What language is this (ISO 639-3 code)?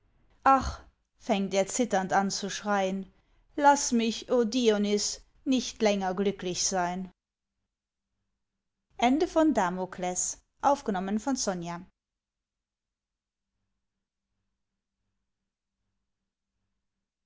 deu